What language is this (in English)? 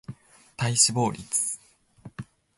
Japanese